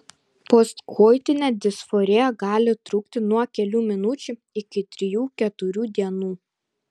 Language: Lithuanian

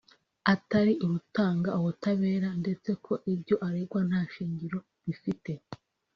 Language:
Kinyarwanda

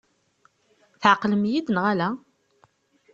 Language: Kabyle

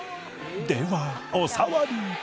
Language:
Japanese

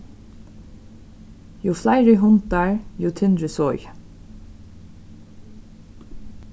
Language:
Faroese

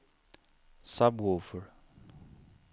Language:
Swedish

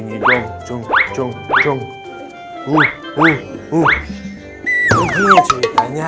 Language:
Indonesian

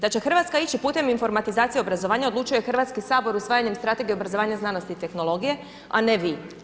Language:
Croatian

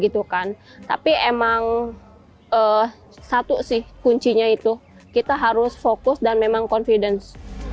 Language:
Indonesian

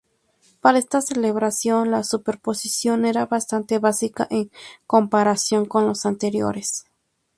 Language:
Spanish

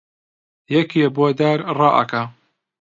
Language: Central Kurdish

